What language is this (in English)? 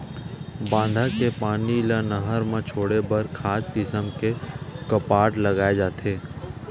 Chhattisgarhi